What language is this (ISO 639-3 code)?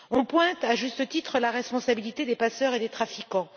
fra